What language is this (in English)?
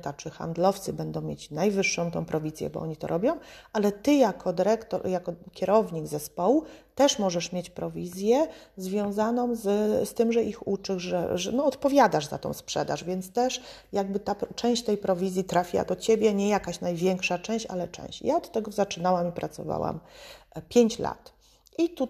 Polish